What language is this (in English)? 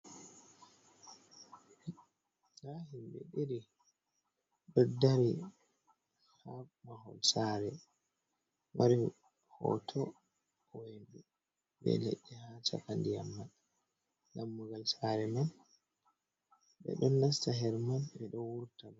Fula